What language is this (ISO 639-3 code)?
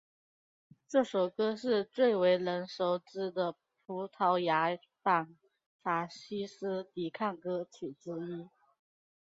zho